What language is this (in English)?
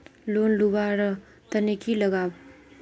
Magahi